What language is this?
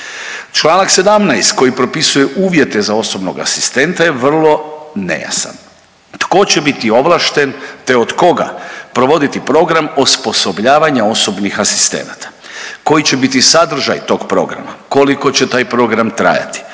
Croatian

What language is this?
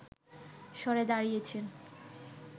Bangla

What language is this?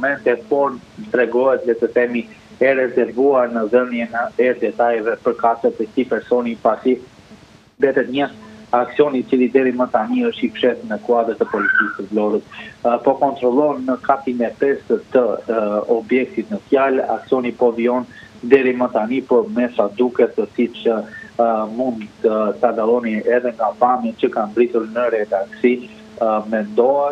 Romanian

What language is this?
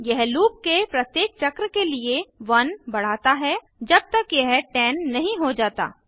Hindi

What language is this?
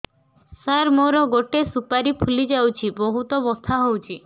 Odia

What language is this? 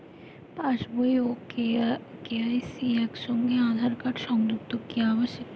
Bangla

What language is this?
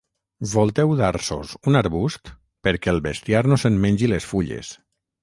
Catalan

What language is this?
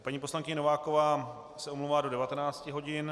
Czech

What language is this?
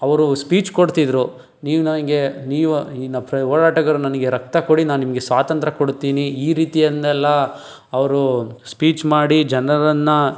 Kannada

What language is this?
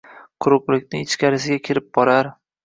Uzbek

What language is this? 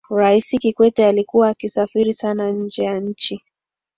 Swahili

